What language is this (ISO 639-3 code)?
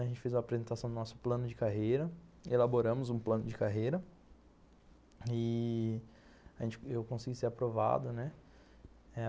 por